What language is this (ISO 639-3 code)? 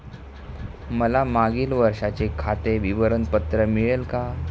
mar